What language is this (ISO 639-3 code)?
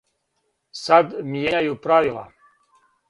srp